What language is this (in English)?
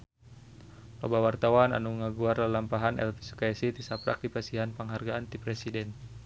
Sundanese